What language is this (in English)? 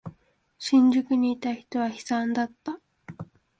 Japanese